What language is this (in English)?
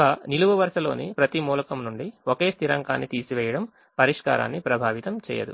Telugu